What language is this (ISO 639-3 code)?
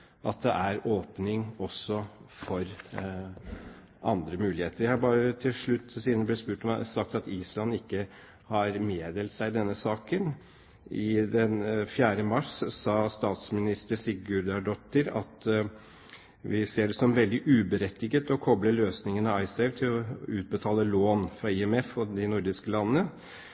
nob